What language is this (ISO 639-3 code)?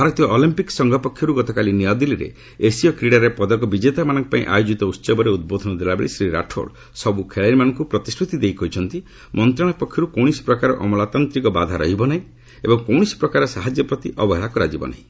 ori